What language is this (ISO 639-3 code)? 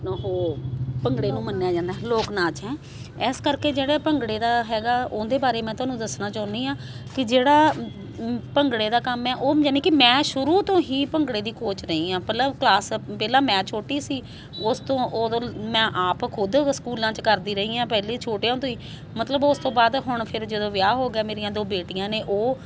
pan